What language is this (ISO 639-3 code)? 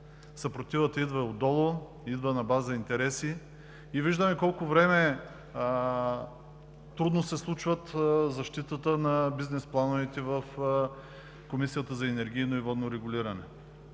bul